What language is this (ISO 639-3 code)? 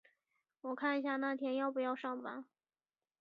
zho